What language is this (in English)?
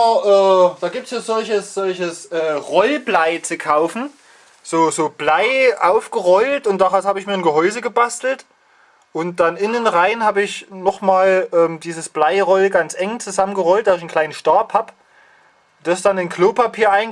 German